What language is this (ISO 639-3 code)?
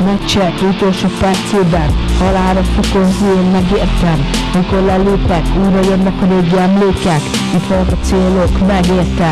hun